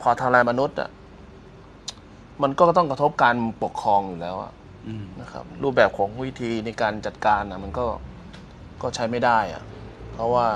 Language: Thai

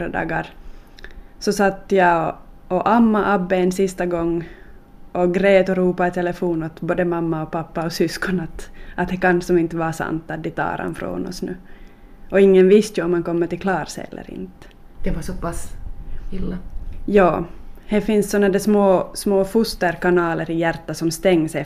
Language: Swedish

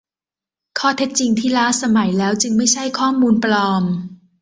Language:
Thai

